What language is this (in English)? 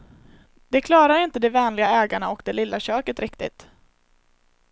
Swedish